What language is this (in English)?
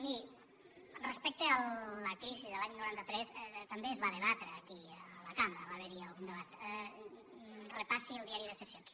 Catalan